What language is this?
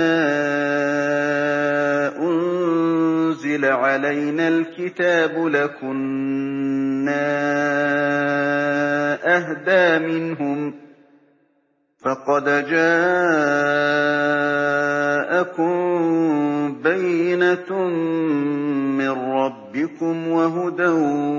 Arabic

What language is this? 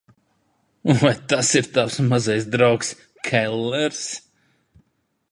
Latvian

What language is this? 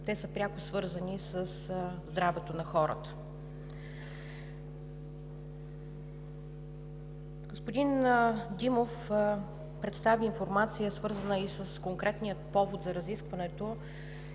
Bulgarian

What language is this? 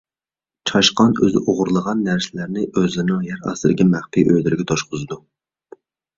Uyghur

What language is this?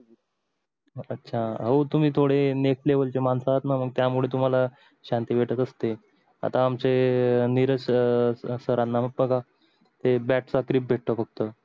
Marathi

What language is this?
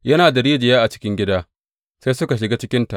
Hausa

